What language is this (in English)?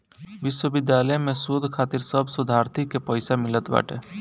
Bhojpuri